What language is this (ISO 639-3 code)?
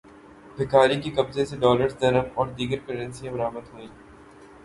urd